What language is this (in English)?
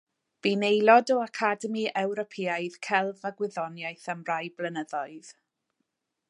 Welsh